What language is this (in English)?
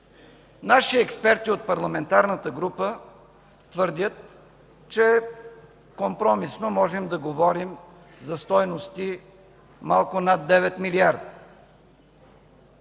Bulgarian